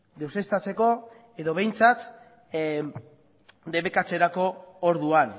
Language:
Basque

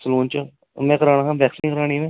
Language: Dogri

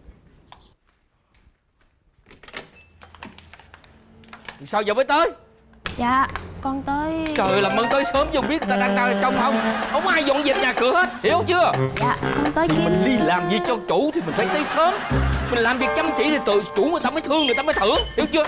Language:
Vietnamese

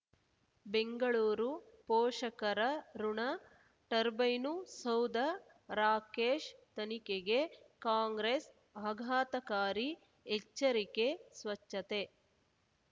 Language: Kannada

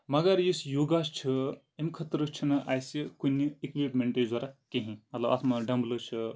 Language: Kashmiri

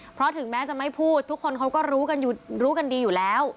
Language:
Thai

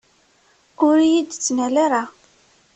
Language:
Kabyle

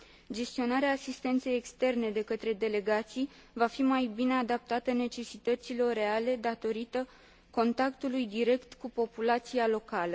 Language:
Romanian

